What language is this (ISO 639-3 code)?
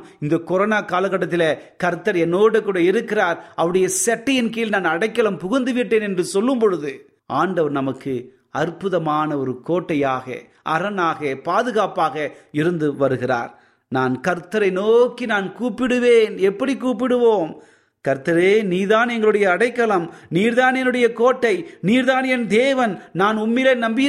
tam